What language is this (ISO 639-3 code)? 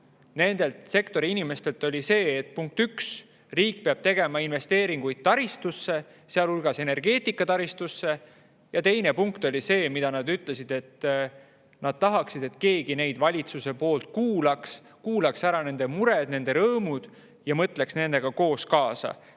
est